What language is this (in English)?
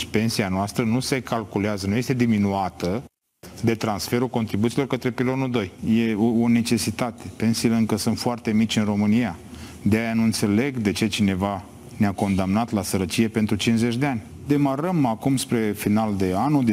Romanian